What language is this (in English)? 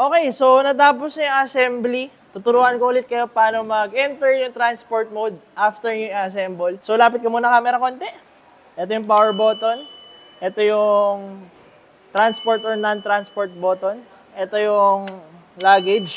Filipino